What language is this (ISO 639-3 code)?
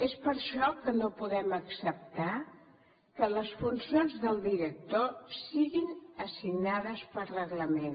cat